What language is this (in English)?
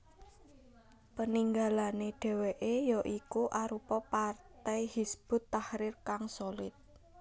Javanese